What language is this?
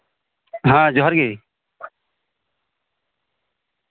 Santali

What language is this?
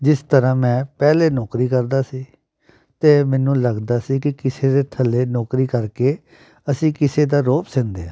Punjabi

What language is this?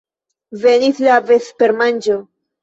Esperanto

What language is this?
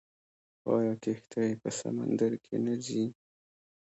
Pashto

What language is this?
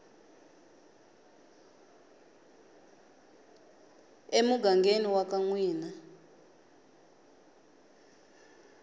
Tsonga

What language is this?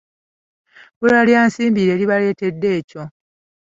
Ganda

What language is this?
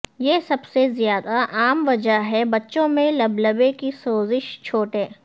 Urdu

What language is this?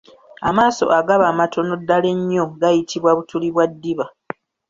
Ganda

